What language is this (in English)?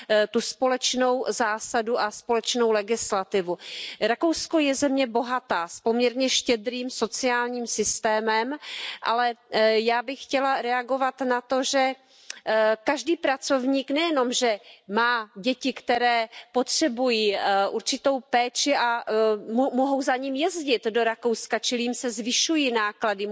Czech